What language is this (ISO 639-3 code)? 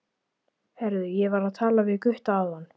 isl